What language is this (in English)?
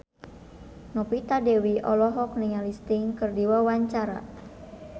Sundanese